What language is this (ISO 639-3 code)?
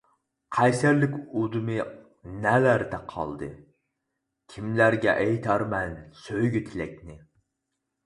uig